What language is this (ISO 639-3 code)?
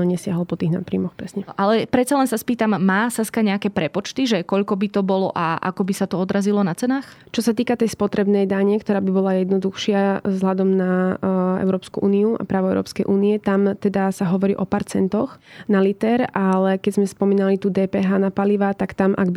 slk